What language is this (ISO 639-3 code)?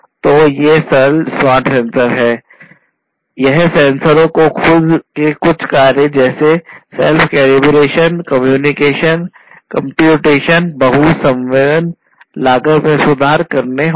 hin